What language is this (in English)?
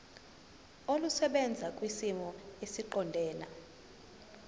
Zulu